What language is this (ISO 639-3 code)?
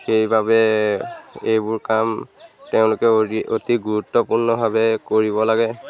asm